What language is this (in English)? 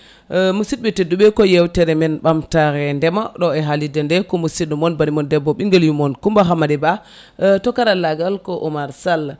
Fula